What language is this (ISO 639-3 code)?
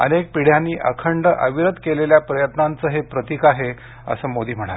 mar